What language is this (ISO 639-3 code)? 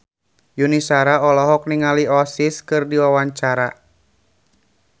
sun